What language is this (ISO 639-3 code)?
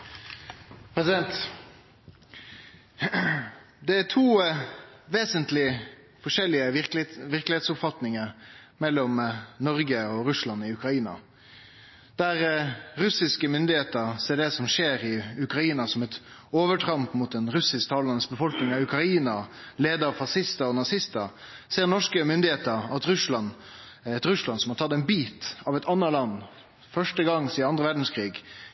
nno